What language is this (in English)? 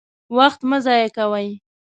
Pashto